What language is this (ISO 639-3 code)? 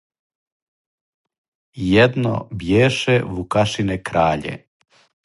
srp